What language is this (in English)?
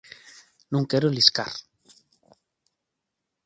Galician